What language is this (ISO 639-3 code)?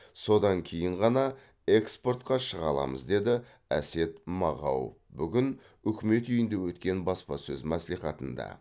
kaz